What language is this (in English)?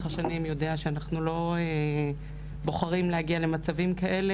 Hebrew